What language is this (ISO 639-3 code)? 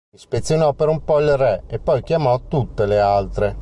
ita